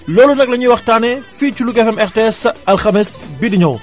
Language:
Wolof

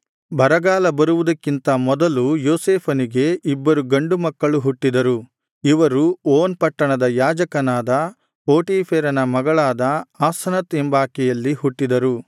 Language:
Kannada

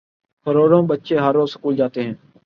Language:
Urdu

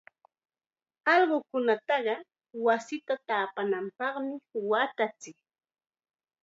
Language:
Chiquián Ancash Quechua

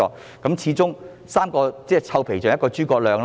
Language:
Cantonese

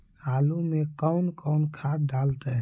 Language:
Magahi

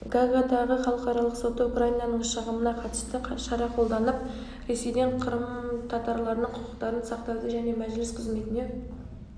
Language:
Kazakh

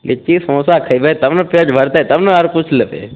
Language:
Maithili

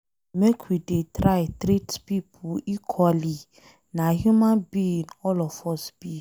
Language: Nigerian Pidgin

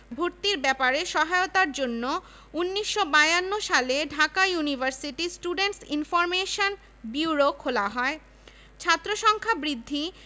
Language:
Bangla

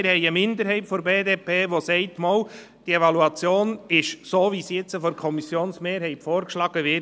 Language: Swiss German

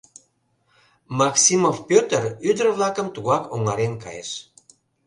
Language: Mari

